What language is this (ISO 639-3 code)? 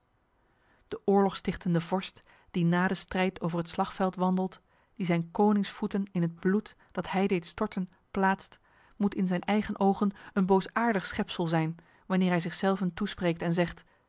nld